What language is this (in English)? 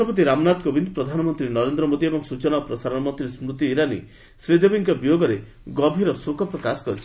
Odia